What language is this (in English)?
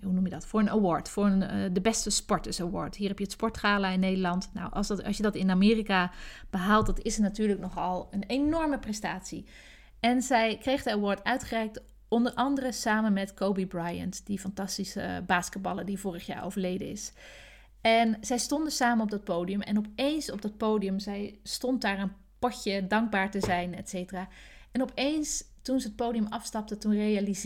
Dutch